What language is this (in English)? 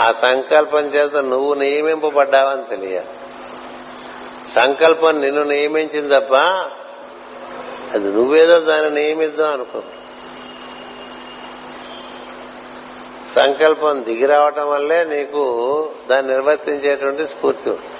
Telugu